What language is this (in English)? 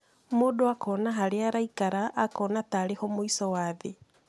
Kikuyu